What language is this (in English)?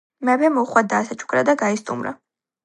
Georgian